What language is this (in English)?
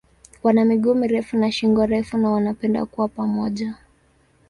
Swahili